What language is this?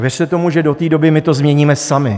Czech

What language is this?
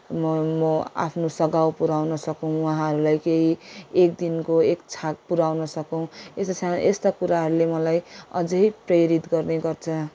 Nepali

